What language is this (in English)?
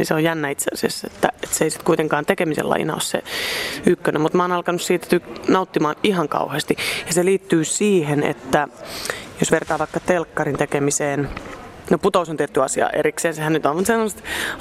Finnish